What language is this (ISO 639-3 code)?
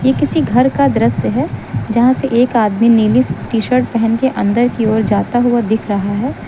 hin